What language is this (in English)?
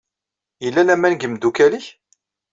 Kabyle